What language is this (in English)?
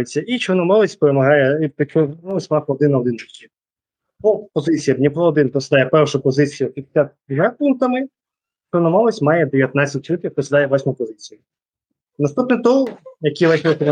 Ukrainian